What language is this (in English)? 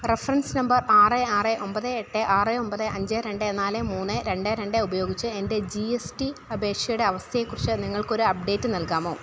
Malayalam